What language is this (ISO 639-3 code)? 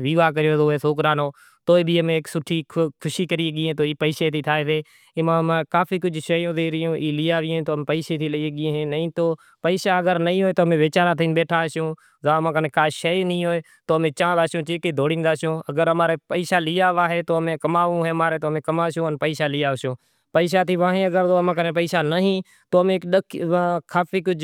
gjk